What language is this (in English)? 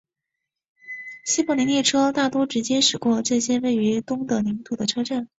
Chinese